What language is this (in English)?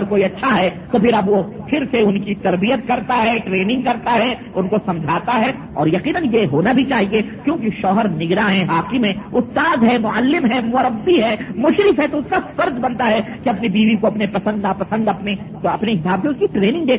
Urdu